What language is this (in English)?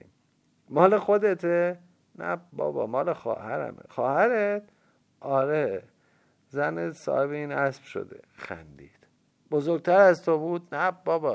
Persian